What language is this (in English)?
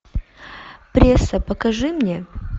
Russian